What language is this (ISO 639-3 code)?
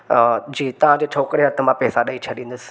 snd